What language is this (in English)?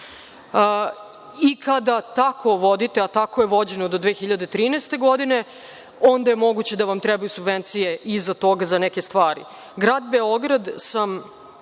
Serbian